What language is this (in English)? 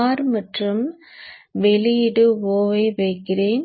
Tamil